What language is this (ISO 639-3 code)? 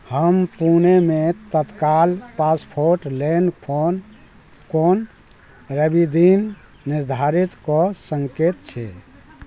mai